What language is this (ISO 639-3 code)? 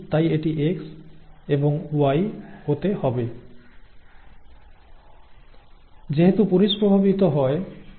ben